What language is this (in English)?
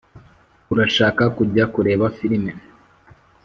Kinyarwanda